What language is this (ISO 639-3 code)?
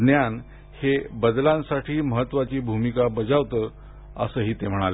mar